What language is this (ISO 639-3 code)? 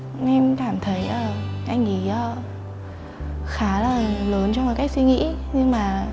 vie